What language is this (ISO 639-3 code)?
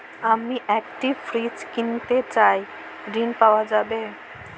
ben